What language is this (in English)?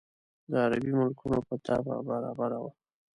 Pashto